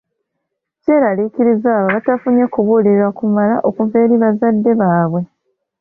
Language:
Ganda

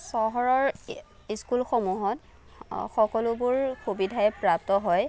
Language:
Assamese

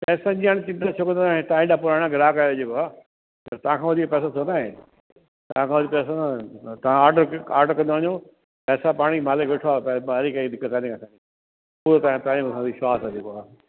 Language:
Sindhi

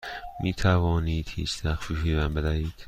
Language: Persian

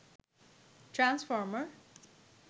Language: Bangla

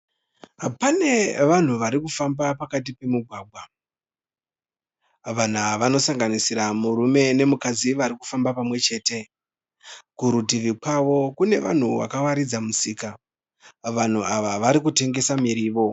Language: Shona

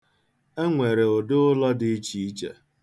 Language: Igbo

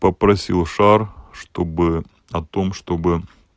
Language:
Russian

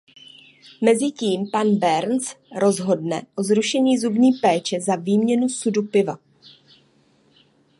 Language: Czech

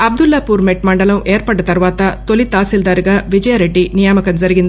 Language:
Telugu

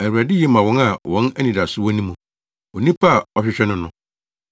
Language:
Akan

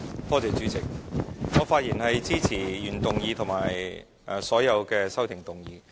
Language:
Cantonese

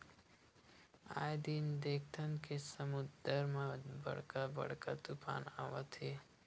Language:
Chhattisgarhi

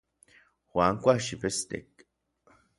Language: Orizaba Nahuatl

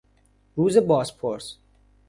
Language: Persian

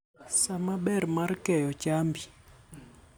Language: Luo (Kenya and Tanzania)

